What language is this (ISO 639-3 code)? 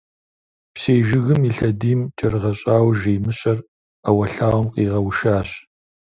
kbd